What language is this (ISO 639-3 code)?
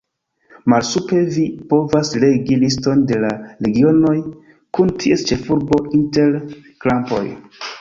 epo